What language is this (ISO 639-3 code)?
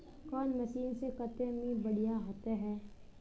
mag